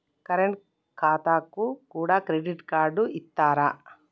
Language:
Telugu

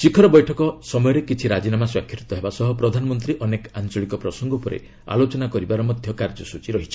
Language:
Odia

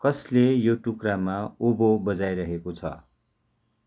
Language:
Nepali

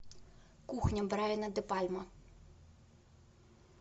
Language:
Russian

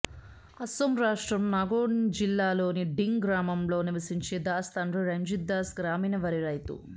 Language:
Telugu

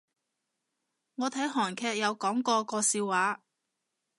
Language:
Cantonese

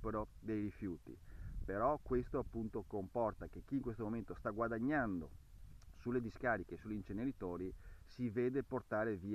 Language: Italian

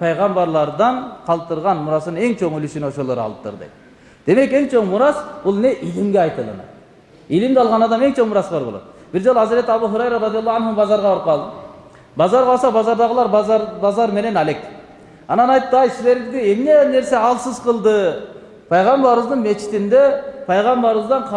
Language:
Turkish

